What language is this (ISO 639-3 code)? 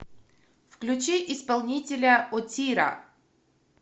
rus